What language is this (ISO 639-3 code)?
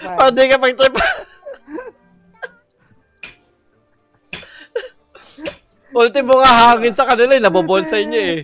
fil